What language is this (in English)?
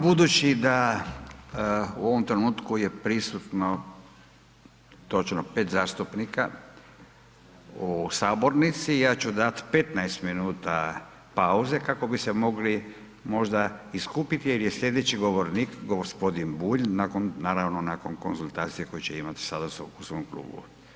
Croatian